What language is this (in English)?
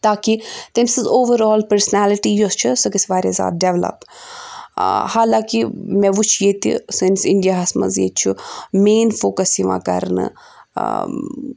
Kashmiri